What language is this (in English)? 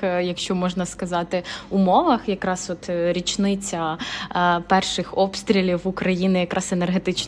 Ukrainian